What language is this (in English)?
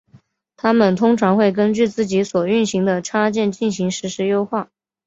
Chinese